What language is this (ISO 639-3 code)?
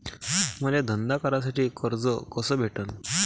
mar